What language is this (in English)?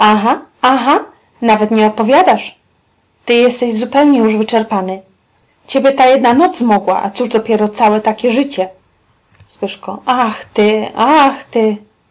Polish